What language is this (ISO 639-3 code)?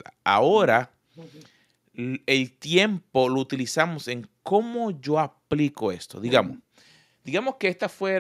spa